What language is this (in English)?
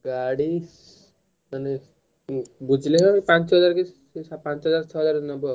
Odia